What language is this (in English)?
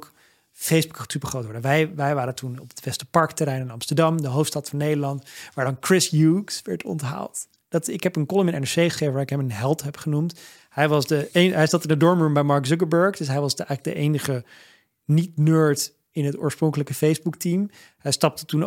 Dutch